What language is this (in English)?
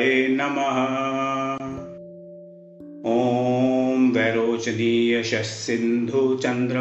Hindi